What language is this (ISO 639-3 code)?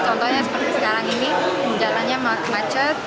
ind